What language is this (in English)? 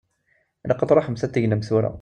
Kabyle